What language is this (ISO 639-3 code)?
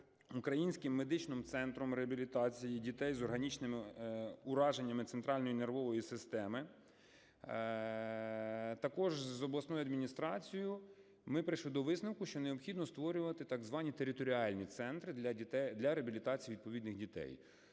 ukr